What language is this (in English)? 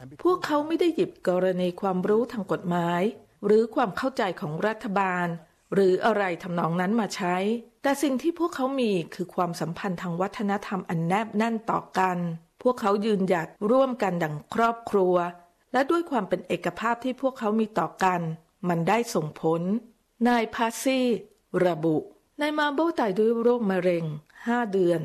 Thai